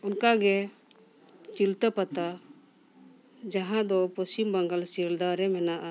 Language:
Santali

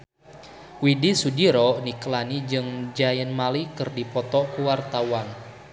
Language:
Sundanese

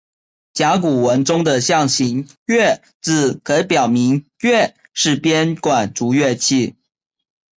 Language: Chinese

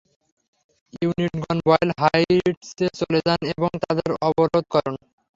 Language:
Bangla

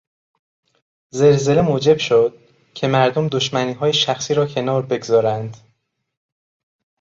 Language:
Persian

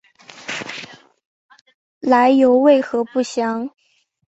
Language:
Chinese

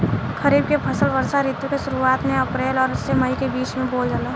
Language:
Bhojpuri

